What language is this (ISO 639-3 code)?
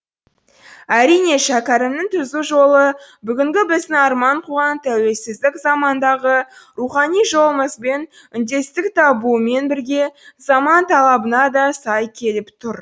kaz